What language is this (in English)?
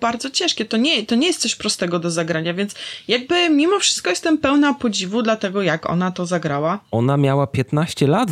Polish